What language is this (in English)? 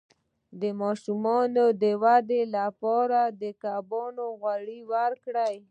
Pashto